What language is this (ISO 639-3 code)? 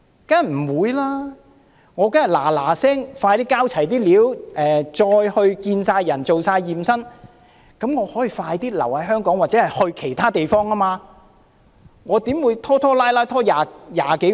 yue